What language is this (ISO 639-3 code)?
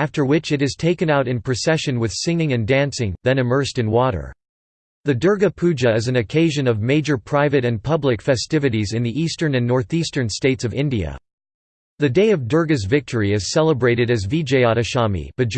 eng